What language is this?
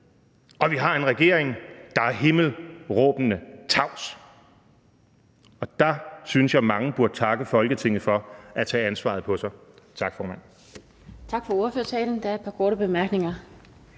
Danish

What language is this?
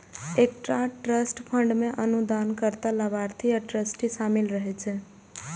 Maithili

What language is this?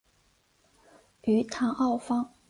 Chinese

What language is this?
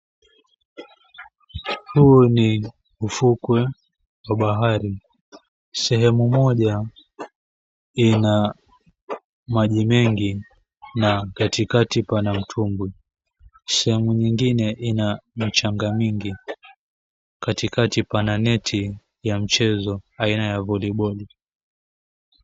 Swahili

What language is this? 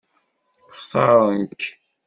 Kabyle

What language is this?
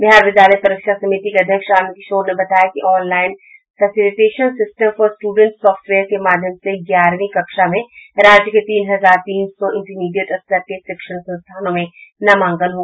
Hindi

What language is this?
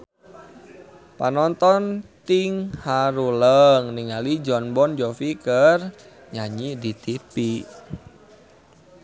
Sundanese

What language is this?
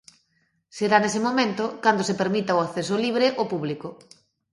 Galician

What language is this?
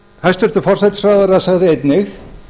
Icelandic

